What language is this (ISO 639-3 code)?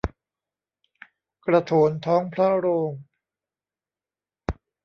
tha